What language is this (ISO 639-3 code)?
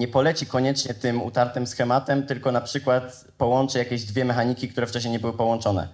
pol